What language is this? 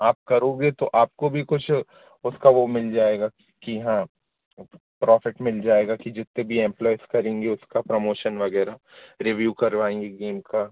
Hindi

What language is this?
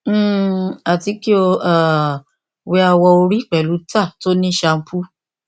Yoruba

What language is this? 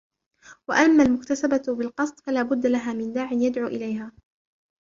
Arabic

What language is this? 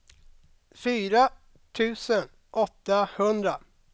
Swedish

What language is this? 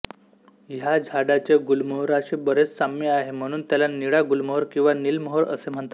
Marathi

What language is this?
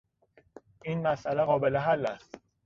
Persian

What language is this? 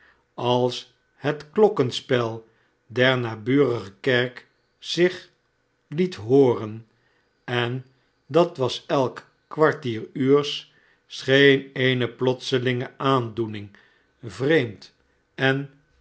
Dutch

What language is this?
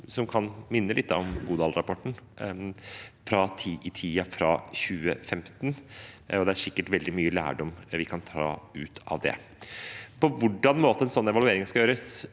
Norwegian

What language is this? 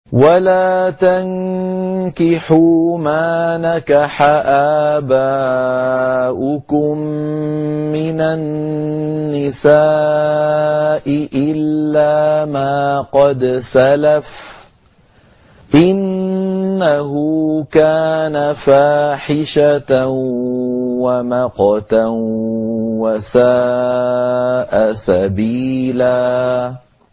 Arabic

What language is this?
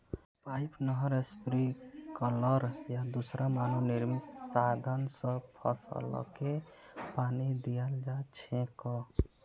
Magahi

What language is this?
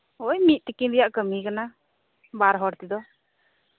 Santali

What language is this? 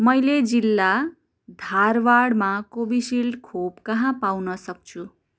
Nepali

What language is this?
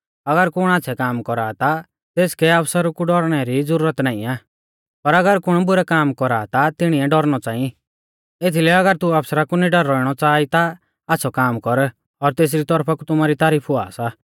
Mahasu Pahari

